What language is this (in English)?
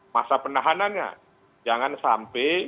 Indonesian